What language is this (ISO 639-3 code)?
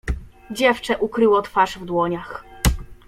pol